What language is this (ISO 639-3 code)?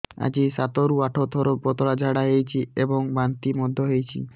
ori